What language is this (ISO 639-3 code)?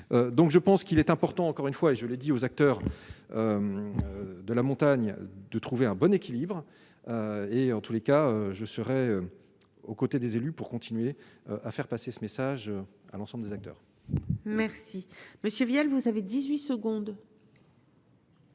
fra